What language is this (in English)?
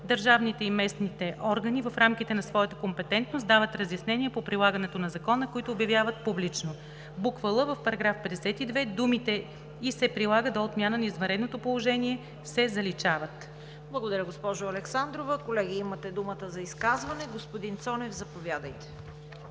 Bulgarian